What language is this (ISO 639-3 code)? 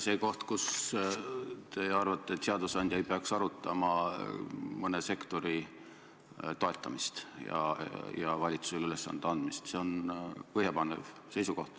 est